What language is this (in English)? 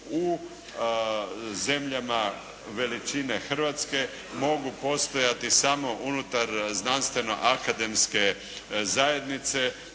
Croatian